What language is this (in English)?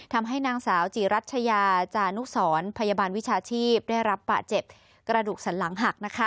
Thai